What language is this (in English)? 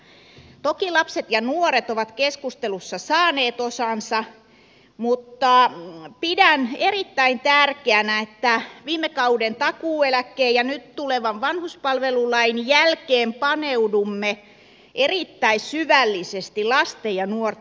Finnish